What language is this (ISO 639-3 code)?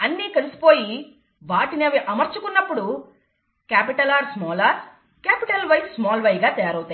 tel